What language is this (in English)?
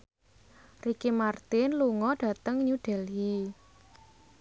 Javanese